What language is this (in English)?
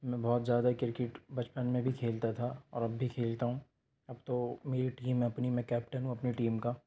Urdu